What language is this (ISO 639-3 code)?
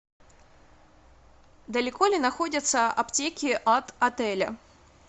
rus